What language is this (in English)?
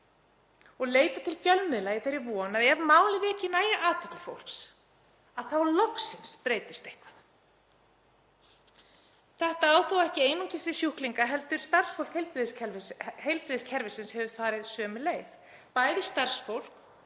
Icelandic